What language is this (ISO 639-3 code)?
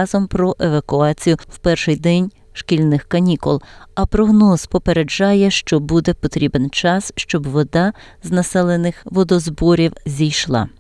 ukr